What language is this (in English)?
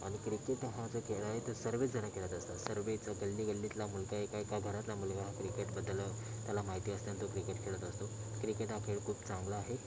Marathi